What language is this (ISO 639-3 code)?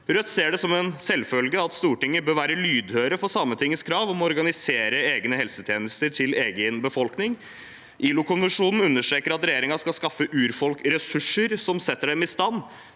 nor